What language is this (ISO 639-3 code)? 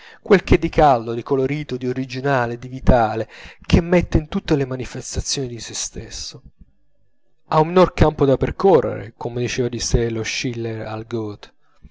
ita